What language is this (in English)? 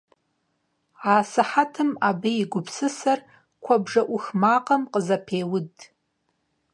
Kabardian